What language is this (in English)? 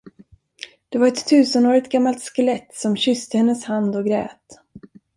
Swedish